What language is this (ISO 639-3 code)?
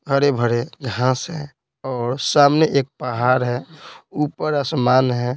hin